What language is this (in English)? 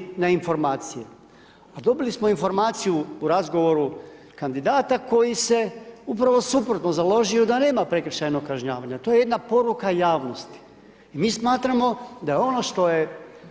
Croatian